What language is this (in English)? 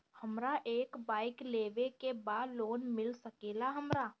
Bhojpuri